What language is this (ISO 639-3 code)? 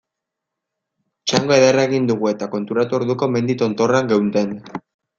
eus